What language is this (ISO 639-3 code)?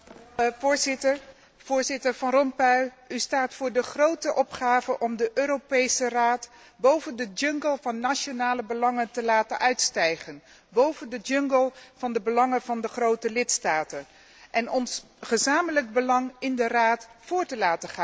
nld